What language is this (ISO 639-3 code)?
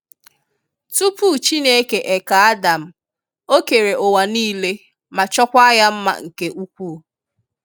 ibo